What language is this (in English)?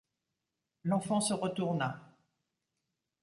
French